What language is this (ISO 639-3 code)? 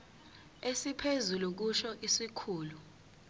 zul